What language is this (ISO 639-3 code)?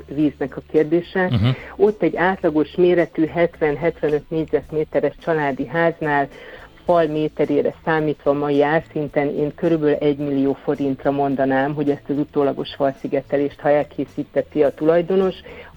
hun